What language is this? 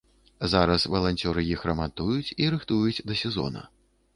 Belarusian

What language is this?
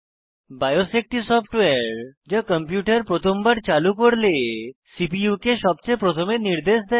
Bangla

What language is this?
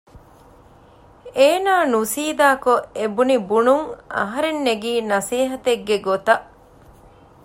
Divehi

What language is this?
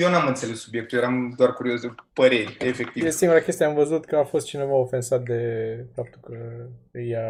Romanian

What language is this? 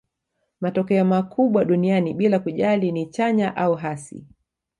Swahili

